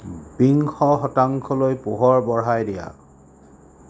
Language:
Assamese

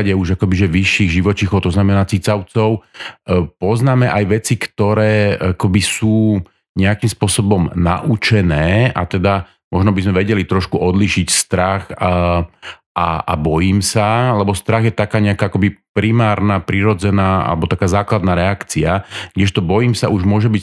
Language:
Slovak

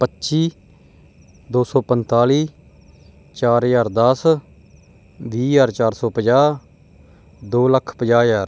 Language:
Punjabi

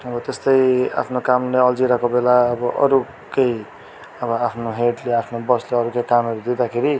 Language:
Nepali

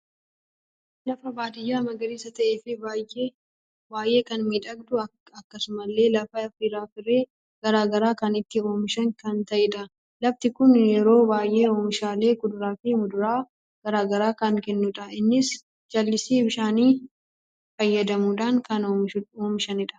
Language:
Oromo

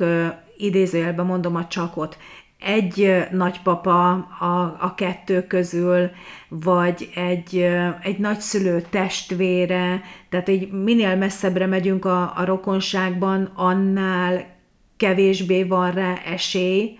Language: Hungarian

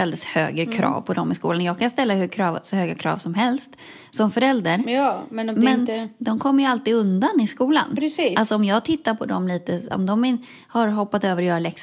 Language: Swedish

